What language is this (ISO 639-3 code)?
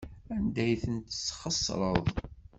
kab